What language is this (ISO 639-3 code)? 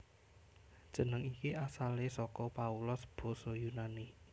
jav